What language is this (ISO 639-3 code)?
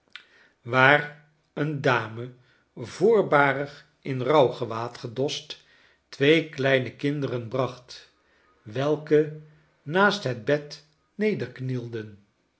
nld